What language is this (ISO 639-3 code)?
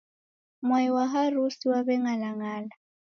dav